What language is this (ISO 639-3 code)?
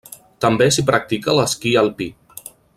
cat